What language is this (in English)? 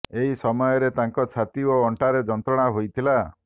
Odia